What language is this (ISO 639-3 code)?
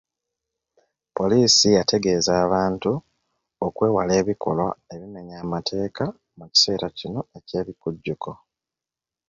lug